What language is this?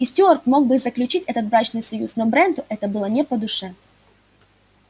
Russian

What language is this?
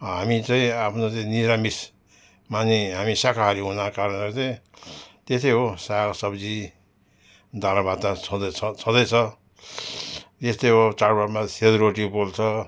Nepali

